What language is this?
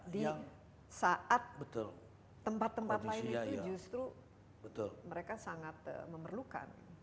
Indonesian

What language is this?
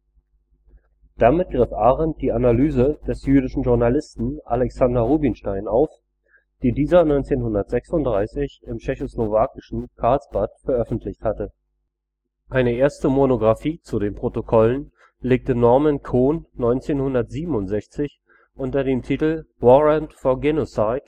German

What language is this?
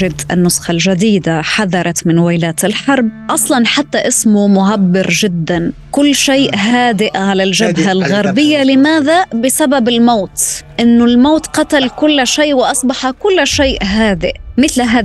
Arabic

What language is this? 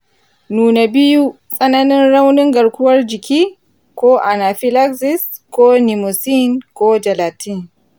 Hausa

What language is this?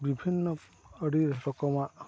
Santali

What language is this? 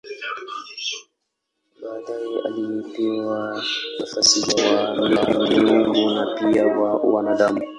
Swahili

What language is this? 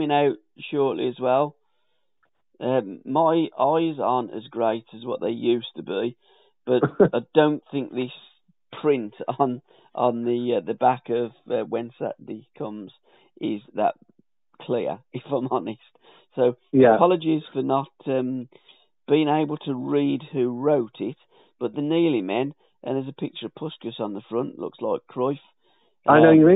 English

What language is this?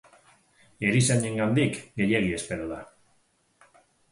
Basque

